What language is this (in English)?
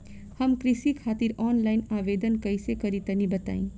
Bhojpuri